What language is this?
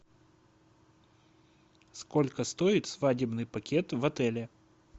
Russian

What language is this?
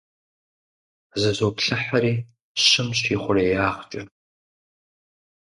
Kabardian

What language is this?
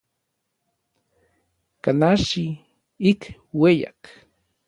Orizaba Nahuatl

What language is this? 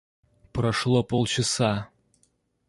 Russian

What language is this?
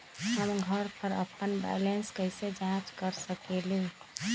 Magahi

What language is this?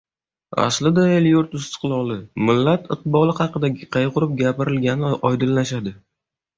Uzbek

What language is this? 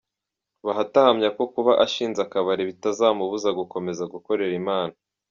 Kinyarwanda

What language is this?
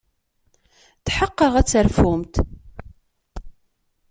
Kabyle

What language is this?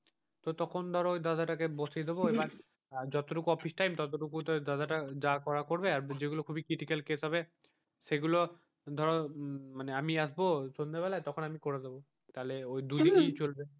Bangla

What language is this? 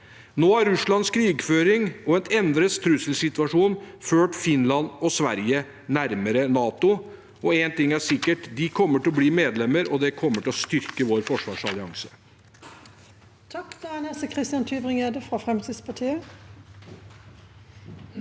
Norwegian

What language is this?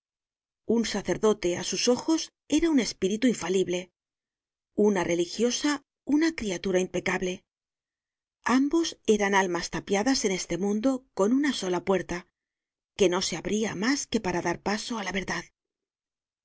Spanish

